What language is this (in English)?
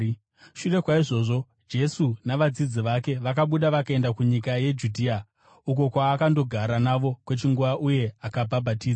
Shona